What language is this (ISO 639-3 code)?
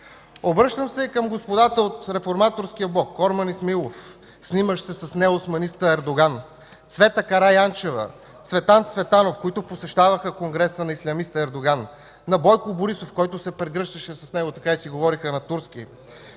bul